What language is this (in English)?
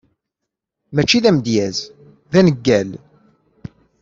Kabyle